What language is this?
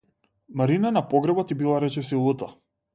Macedonian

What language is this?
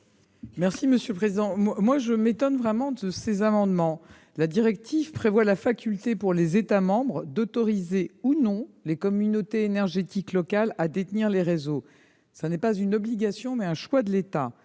French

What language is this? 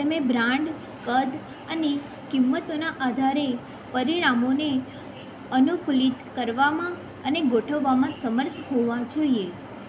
Gujarati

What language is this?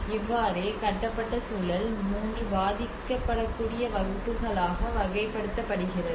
Tamil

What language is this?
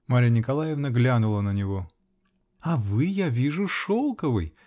Russian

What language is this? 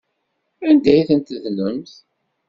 Kabyle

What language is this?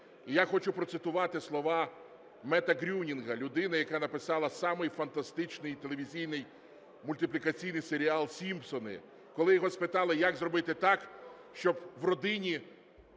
Ukrainian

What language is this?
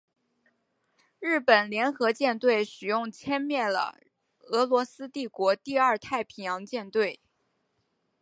Chinese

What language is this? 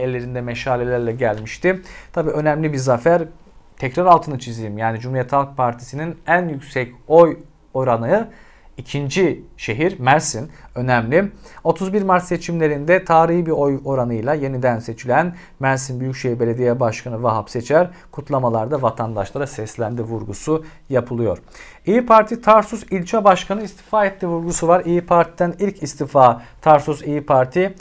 Turkish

